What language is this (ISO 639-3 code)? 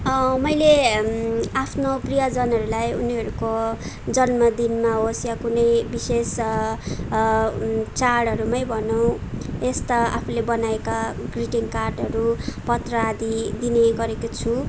nep